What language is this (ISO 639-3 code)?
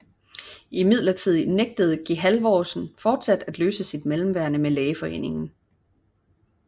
dan